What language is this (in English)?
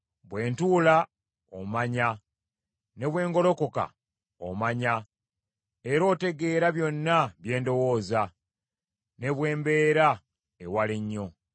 Ganda